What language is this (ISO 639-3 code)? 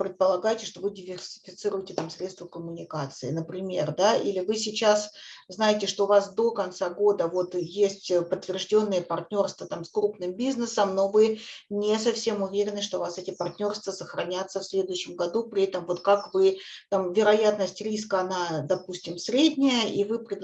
rus